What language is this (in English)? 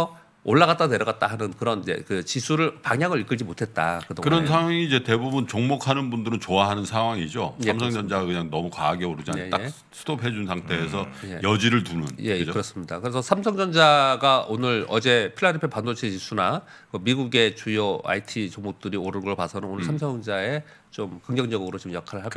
Korean